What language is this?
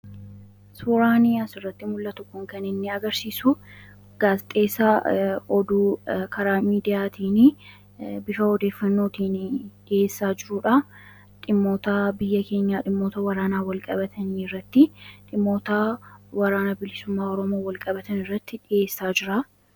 Oromo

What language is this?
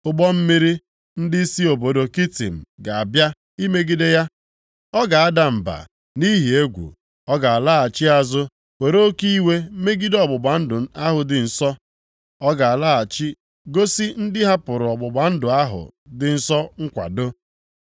Igbo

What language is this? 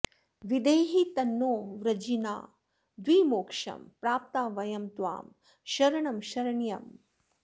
Sanskrit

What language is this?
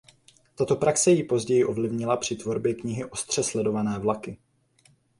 Czech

